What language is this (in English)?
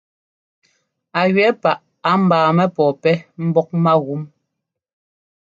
Ngomba